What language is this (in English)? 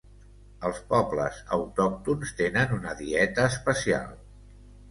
Catalan